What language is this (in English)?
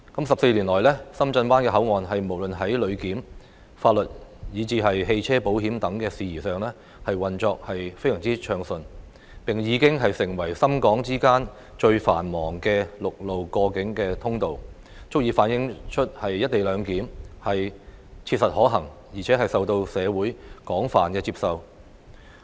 Cantonese